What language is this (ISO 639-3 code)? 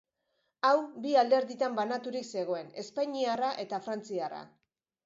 eus